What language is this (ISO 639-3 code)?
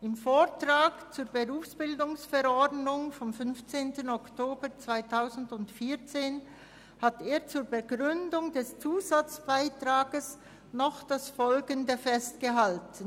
gsw